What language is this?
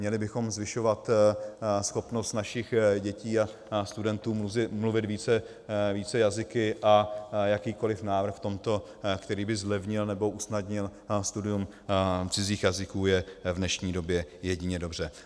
Czech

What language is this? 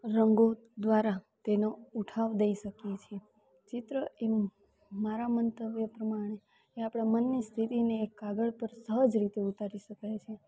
Gujarati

